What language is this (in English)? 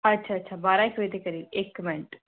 Dogri